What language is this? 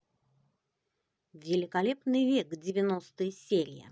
Russian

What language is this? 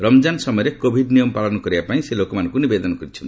Odia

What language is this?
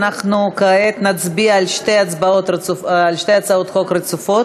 Hebrew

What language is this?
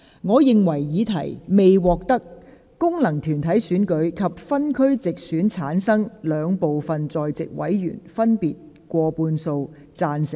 Cantonese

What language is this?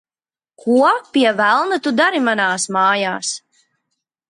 Latvian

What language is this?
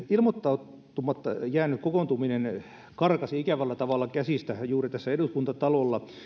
Finnish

